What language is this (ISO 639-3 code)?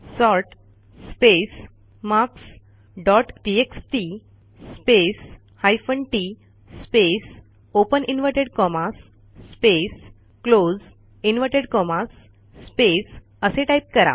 mar